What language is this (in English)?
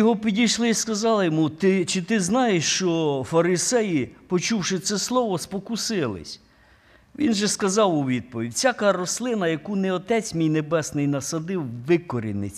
Ukrainian